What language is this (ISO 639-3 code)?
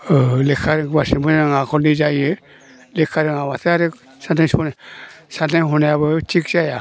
brx